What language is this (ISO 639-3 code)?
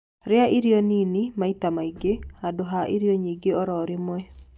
kik